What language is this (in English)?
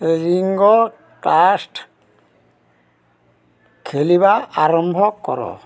Odia